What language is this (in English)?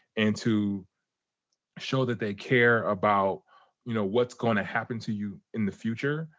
English